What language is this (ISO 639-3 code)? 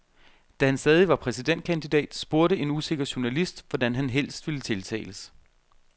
dan